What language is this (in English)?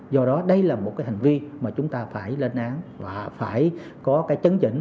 Vietnamese